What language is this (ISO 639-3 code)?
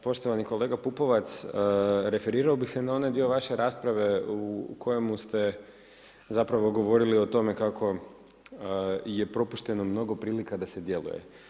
hrv